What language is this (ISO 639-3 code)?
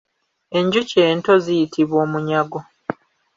lug